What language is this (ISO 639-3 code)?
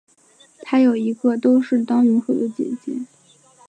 zho